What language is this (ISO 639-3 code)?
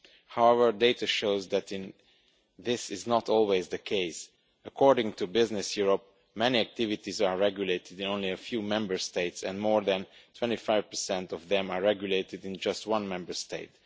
eng